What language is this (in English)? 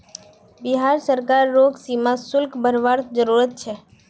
Magahi